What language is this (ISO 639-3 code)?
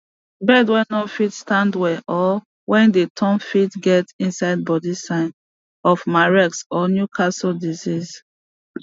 pcm